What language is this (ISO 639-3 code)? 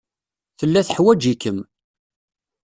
kab